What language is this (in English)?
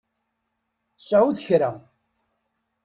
Kabyle